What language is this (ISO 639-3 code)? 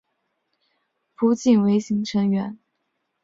zho